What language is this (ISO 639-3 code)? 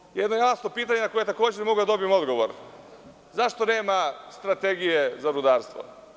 srp